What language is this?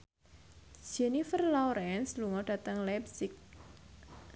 Javanese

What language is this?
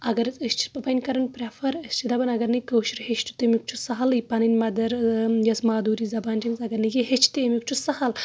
Kashmiri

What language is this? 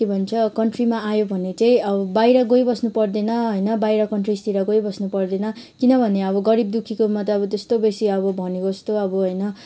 Nepali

